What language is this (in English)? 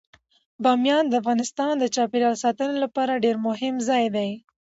Pashto